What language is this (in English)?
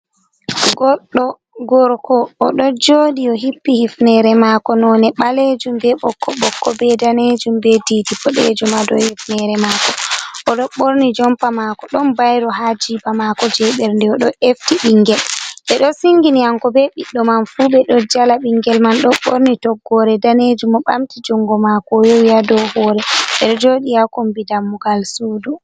Fula